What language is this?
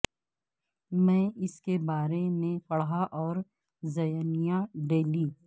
Urdu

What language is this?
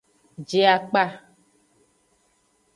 Aja (Benin)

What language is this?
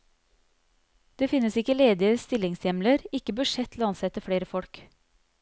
Norwegian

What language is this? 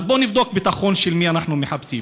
Hebrew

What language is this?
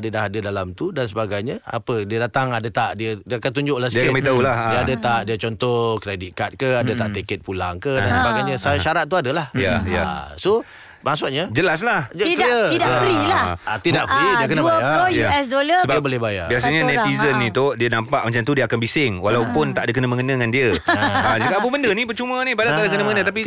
Malay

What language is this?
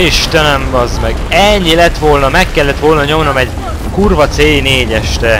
Hungarian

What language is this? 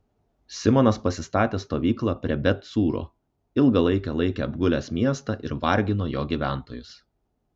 Lithuanian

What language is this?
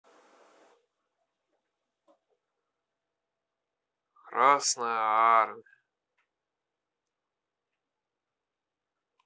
Russian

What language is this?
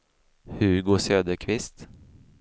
Swedish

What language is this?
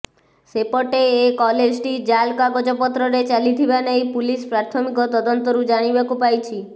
Odia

